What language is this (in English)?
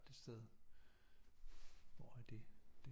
Danish